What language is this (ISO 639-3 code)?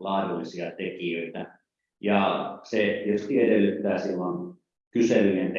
fin